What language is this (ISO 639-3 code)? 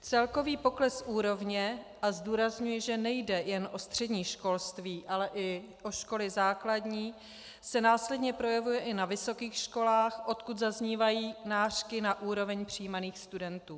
ces